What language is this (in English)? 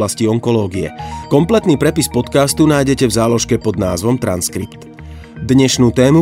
Slovak